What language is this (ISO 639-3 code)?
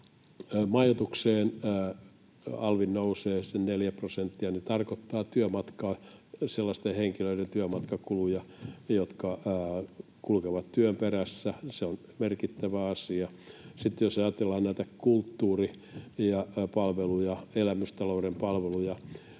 fin